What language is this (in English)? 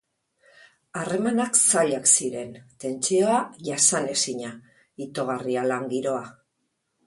Basque